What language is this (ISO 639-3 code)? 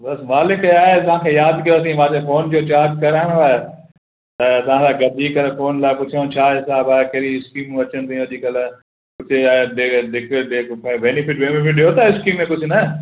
snd